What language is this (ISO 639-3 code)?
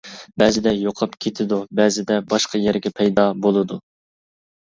uig